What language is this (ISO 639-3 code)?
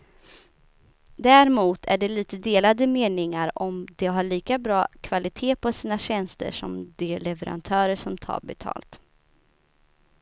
swe